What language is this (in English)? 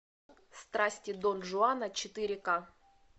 Russian